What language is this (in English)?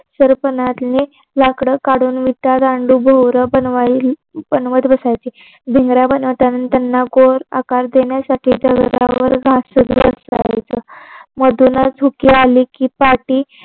Marathi